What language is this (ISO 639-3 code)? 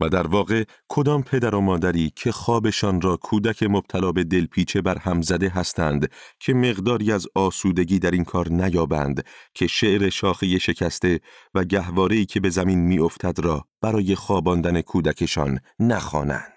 fas